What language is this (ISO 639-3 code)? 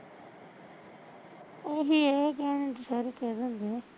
pan